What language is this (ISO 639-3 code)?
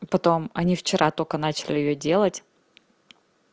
rus